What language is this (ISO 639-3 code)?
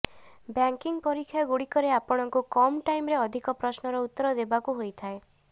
ori